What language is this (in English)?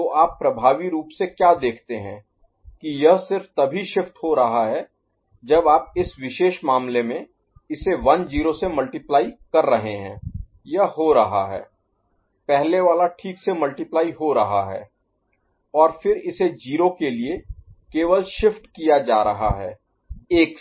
Hindi